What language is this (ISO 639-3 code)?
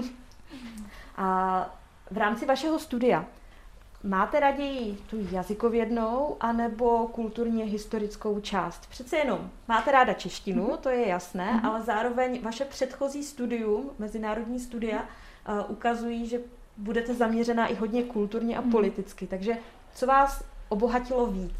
ces